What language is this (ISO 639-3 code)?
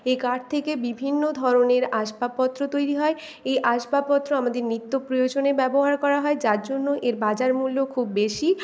ben